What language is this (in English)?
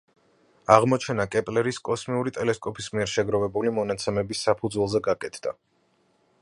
Georgian